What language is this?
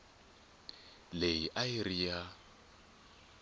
Tsonga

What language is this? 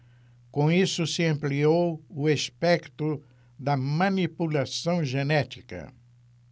Portuguese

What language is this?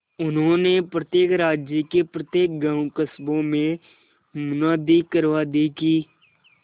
Hindi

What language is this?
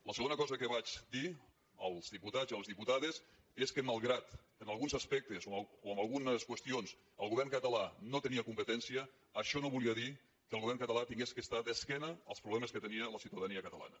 Catalan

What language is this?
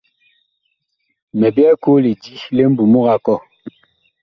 Bakoko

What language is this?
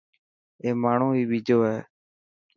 Dhatki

